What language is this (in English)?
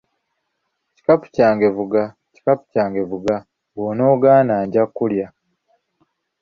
Ganda